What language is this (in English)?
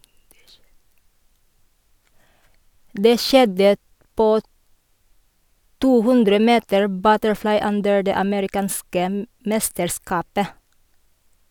Norwegian